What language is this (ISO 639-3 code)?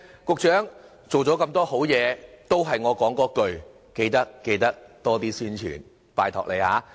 yue